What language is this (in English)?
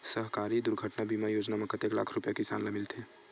Chhattisgarhi